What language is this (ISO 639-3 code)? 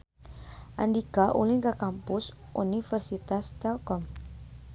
sun